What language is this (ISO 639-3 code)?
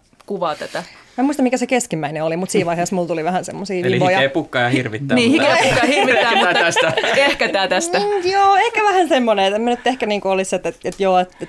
fin